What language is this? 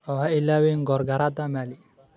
Somali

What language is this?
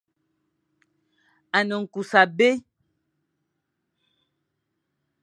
Fang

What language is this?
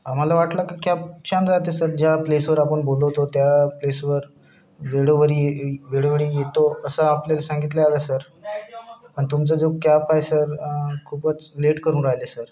Marathi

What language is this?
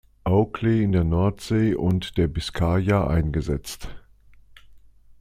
German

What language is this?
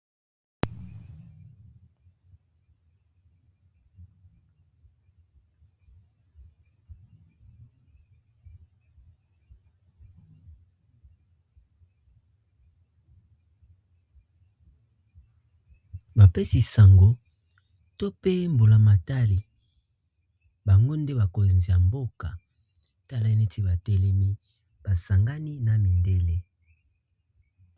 Lingala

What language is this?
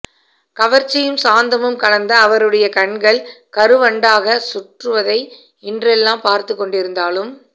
Tamil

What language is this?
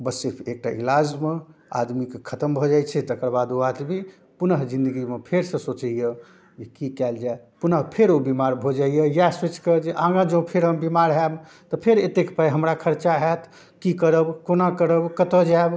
Maithili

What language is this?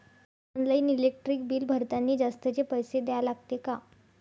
Marathi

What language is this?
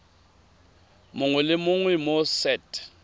Tswana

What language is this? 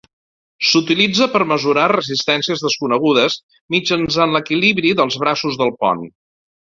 Catalan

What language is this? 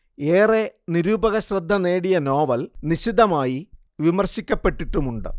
Malayalam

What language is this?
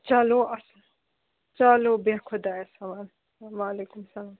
Kashmiri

